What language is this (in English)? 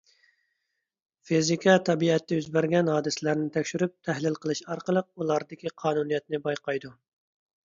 Uyghur